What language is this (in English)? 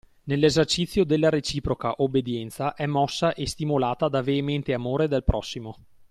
Italian